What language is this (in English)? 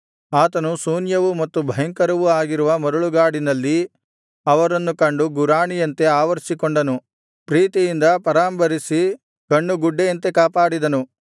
Kannada